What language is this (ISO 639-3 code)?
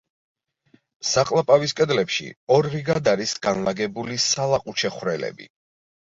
kat